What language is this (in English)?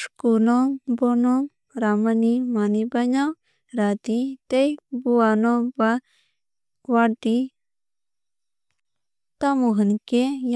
Kok Borok